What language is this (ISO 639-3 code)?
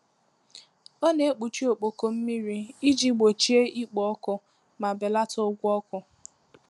ibo